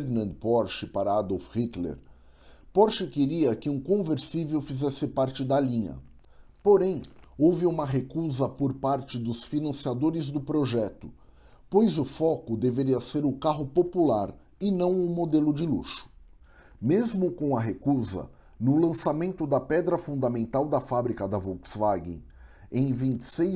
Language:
Portuguese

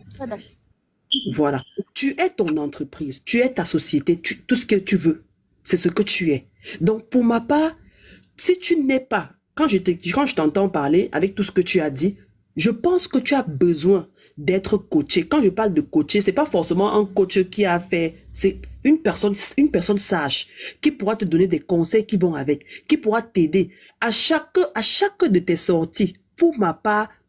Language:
French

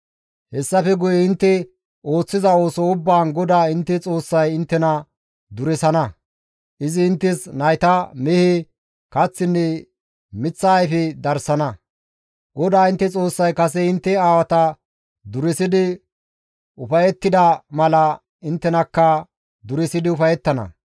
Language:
Gamo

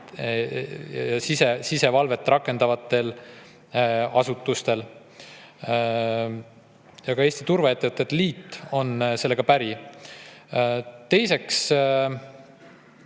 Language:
Estonian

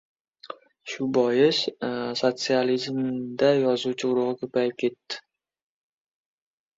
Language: Uzbek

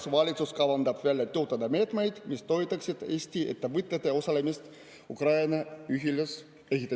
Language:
Estonian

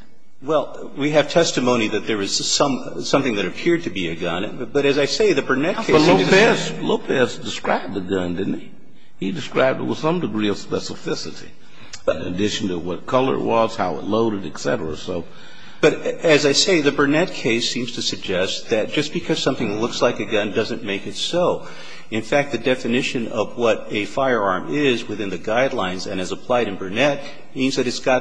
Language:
English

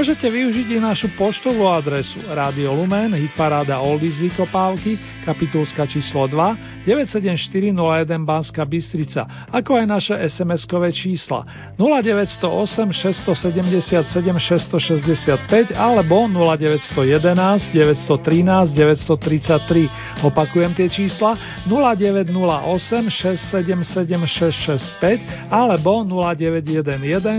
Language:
Slovak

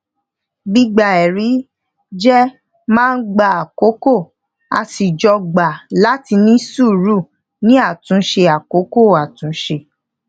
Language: Yoruba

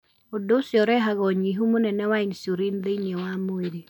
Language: Kikuyu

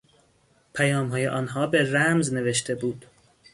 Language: Persian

